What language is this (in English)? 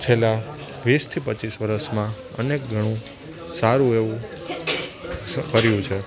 Gujarati